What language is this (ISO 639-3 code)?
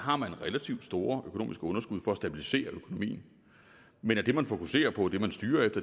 dan